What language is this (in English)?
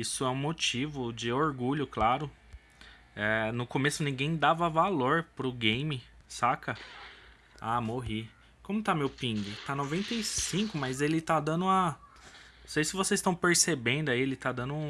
Portuguese